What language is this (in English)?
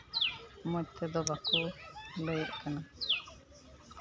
Santali